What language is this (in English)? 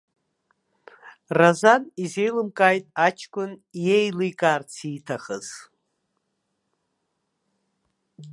Abkhazian